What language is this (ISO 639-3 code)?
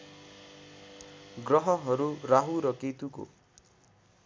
nep